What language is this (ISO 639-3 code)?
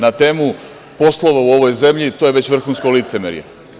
srp